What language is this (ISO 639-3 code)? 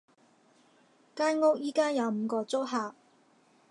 yue